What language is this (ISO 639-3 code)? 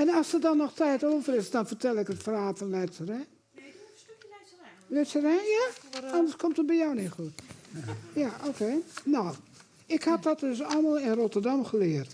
nld